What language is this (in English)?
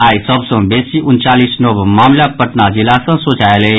Maithili